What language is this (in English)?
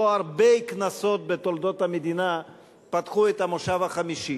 Hebrew